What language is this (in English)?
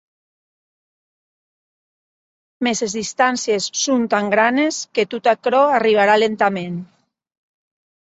Occitan